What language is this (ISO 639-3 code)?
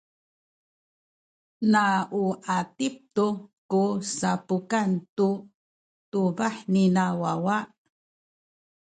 szy